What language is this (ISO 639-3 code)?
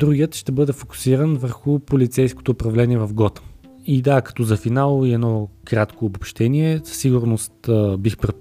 bul